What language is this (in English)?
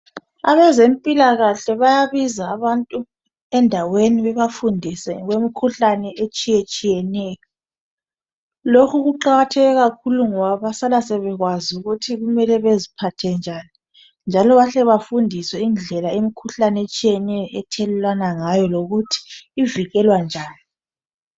North Ndebele